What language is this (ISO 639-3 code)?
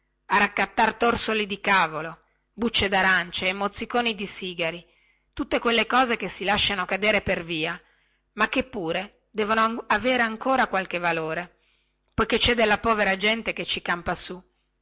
ita